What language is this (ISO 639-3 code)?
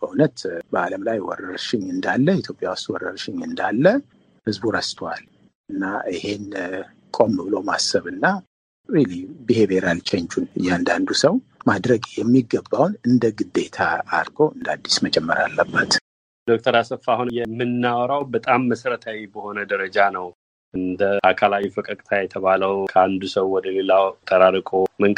amh